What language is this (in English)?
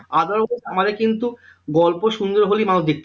Bangla